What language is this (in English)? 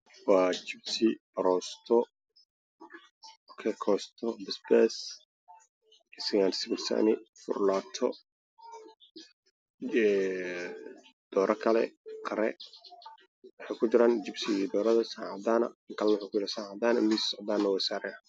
Somali